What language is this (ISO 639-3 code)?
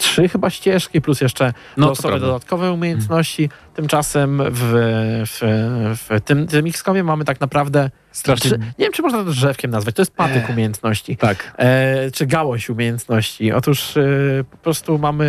pol